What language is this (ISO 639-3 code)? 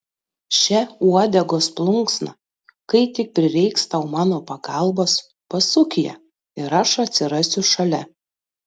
lit